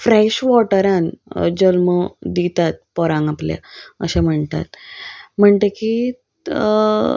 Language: Konkani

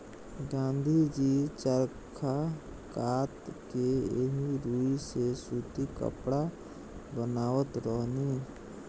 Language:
Bhojpuri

